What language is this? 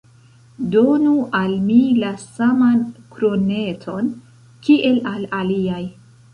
Esperanto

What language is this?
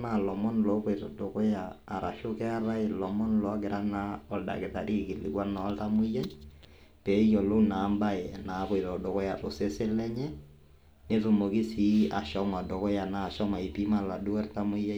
Masai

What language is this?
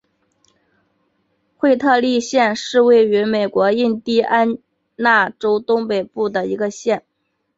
Chinese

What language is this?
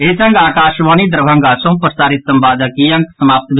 Maithili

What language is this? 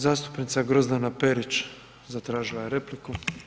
Croatian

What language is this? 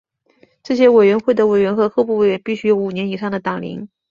Chinese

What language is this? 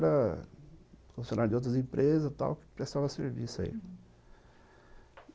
Portuguese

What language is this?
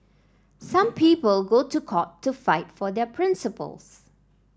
English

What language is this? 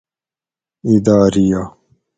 Gawri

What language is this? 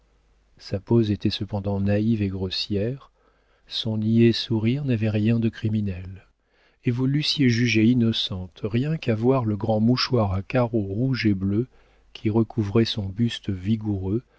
French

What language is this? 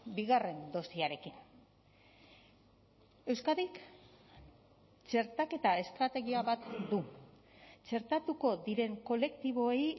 Basque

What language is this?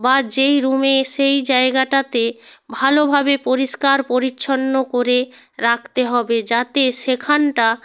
Bangla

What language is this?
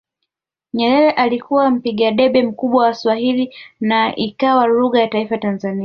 Swahili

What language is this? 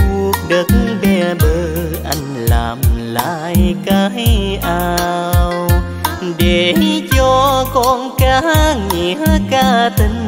Vietnamese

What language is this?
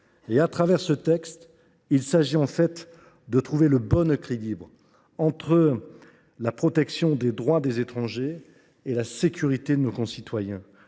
French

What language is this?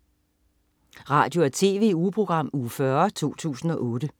Danish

